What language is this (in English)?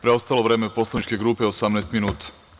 Serbian